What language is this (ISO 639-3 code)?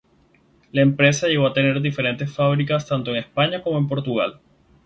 spa